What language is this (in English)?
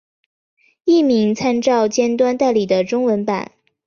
Chinese